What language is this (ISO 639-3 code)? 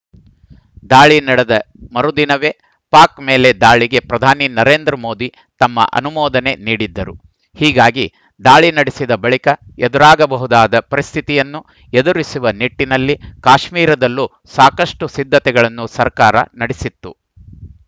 kan